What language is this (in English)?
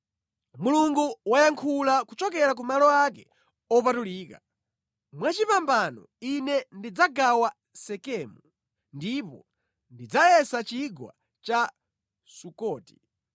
Nyanja